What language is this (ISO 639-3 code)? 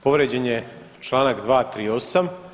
hrv